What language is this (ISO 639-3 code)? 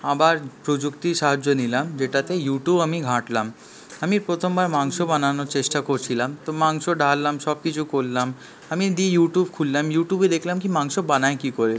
ben